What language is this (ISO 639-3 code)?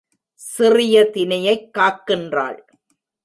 tam